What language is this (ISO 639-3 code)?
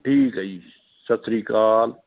pan